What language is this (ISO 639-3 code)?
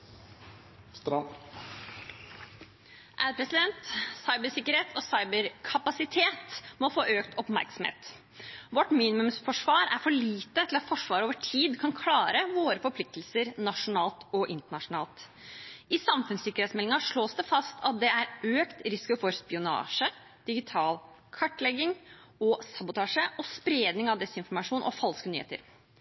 nor